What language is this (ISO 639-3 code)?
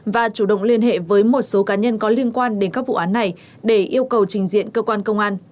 vie